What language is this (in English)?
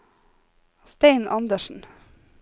Norwegian